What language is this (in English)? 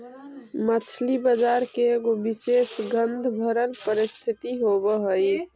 Magahi